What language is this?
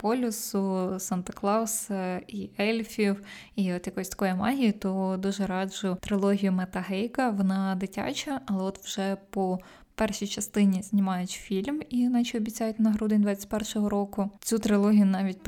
Ukrainian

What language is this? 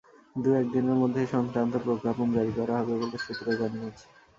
Bangla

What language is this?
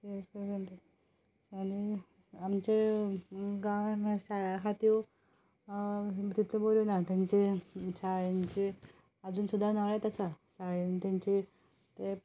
Konkani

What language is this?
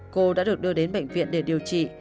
Vietnamese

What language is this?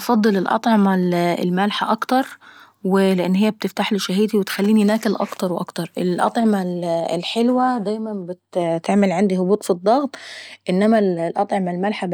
Saidi Arabic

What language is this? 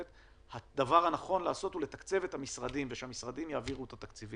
Hebrew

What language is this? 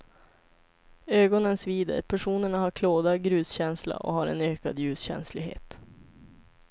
Swedish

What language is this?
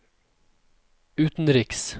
Norwegian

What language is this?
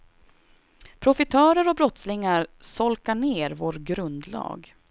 Swedish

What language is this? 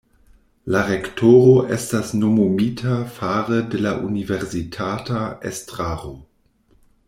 Esperanto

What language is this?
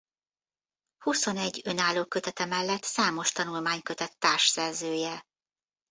Hungarian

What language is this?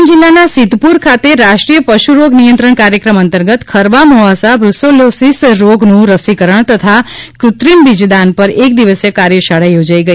Gujarati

